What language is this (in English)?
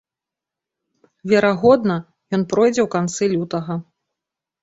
Belarusian